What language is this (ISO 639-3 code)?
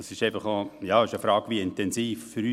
gsw